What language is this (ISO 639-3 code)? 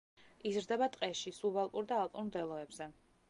kat